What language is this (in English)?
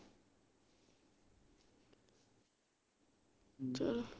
Punjabi